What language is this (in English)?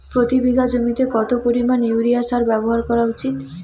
Bangla